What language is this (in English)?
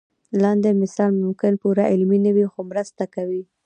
Pashto